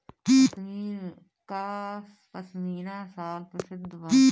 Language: Bhojpuri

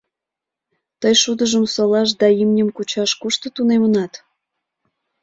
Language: Mari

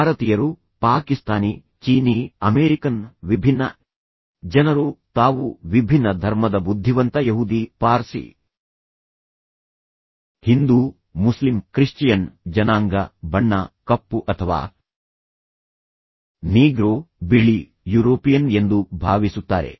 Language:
Kannada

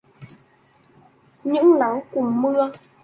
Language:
Vietnamese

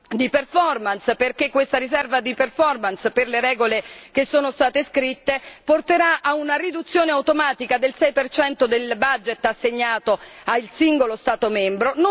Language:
Italian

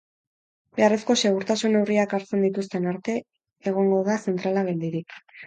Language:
Basque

